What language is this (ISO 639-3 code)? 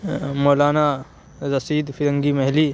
urd